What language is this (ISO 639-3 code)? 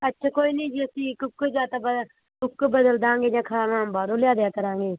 pan